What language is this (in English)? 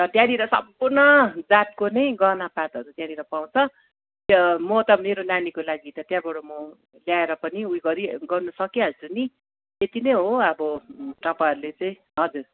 Nepali